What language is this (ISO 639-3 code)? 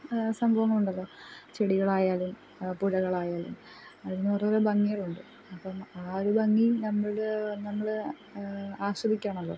mal